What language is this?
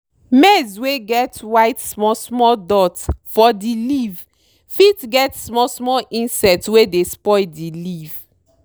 Nigerian Pidgin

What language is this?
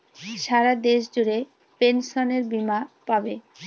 Bangla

